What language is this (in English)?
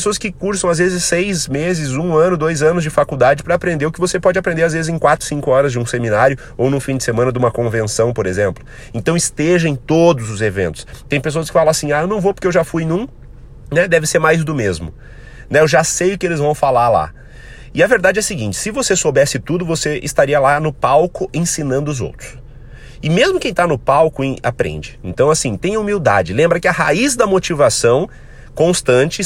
Portuguese